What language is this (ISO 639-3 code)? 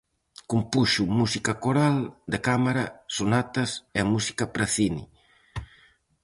glg